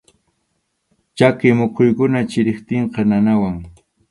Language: Arequipa-La Unión Quechua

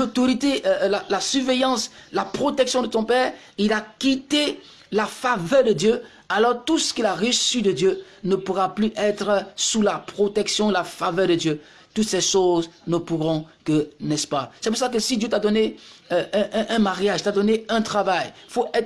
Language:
French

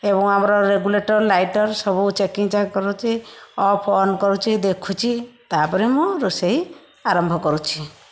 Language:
Odia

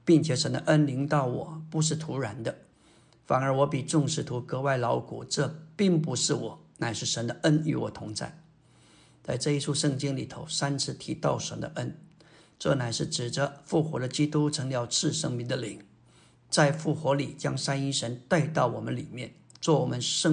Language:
Chinese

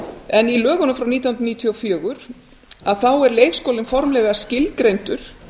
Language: Icelandic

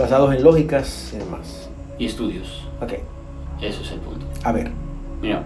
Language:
Spanish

